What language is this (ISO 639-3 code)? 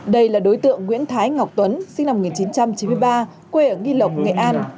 vie